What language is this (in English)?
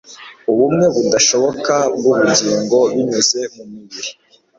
Kinyarwanda